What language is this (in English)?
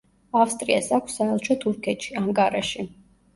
Georgian